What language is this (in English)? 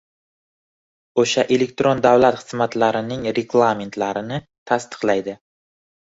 Uzbek